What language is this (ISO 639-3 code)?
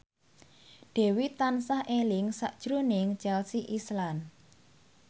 jav